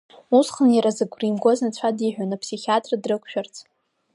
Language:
Abkhazian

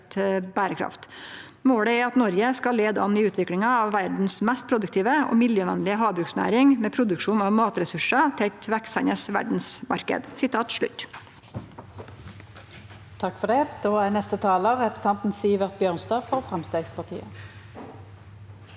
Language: Norwegian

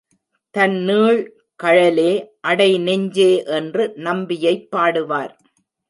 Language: Tamil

